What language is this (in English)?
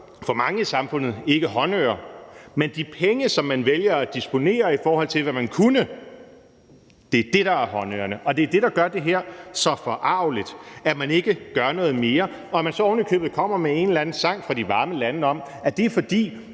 Danish